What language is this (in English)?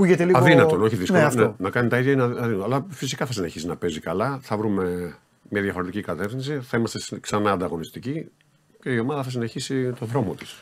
Greek